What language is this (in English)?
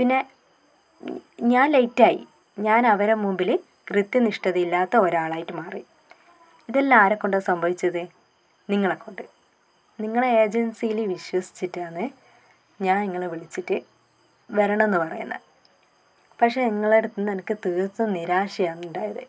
Malayalam